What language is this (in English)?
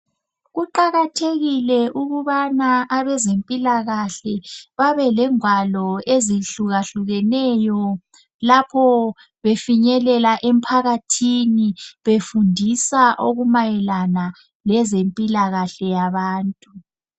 North Ndebele